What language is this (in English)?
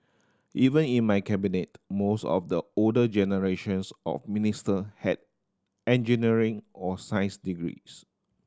English